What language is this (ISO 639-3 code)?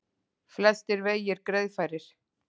isl